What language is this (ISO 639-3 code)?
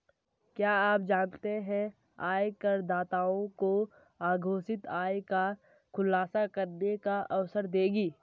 hin